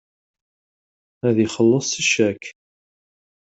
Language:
Kabyle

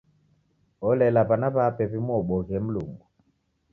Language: Taita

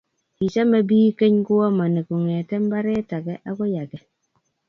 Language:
Kalenjin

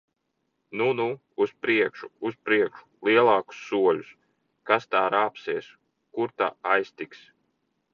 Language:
Latvian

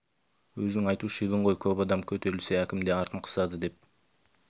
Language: Kazakh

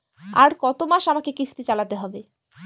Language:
Bangla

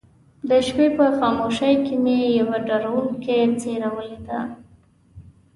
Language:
Pashto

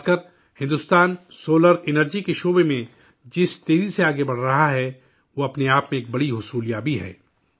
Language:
Urdu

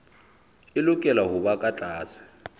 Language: Southern Sotho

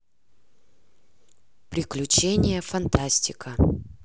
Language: Russian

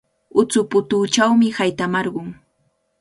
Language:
Cajatambo North Lima Quechua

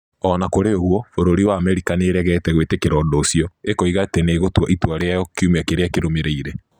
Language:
Kikuyu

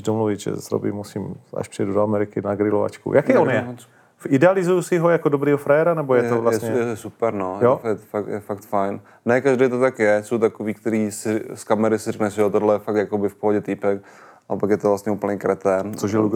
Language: Czech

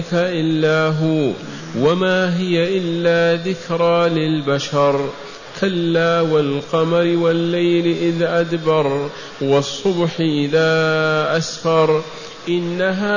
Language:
Arabic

